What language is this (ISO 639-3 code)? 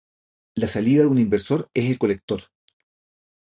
spa